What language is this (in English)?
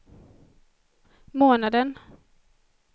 Swedish